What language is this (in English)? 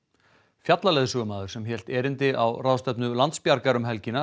Icelandic